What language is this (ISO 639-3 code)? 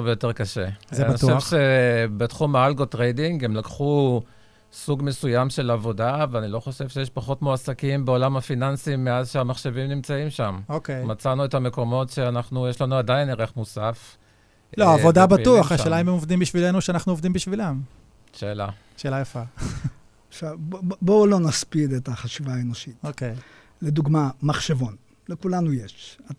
heb